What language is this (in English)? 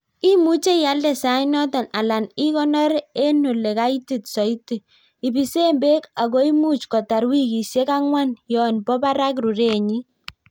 Kalenjin